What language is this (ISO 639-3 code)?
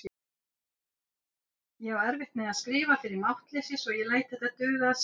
isl